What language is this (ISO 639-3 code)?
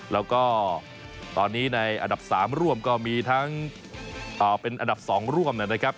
tha